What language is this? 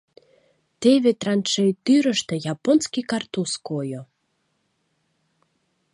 Mari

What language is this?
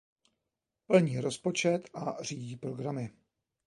Czech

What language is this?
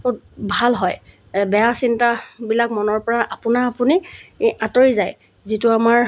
Assamese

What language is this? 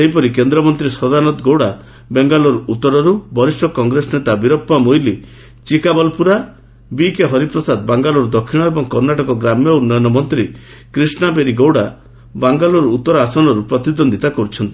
Odia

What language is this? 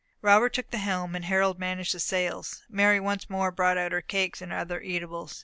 English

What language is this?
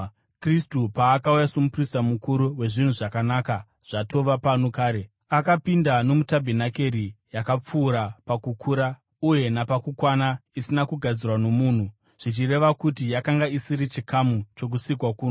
Shona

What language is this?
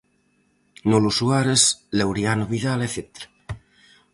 Galician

